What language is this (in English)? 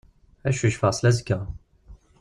Kabyle